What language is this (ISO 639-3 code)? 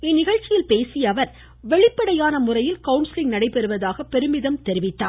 tam